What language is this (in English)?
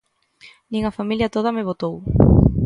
Galician